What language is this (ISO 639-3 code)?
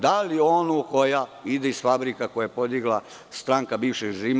srp